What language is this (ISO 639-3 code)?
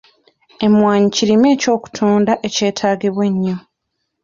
lug